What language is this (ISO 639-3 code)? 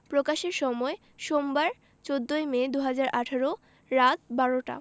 ben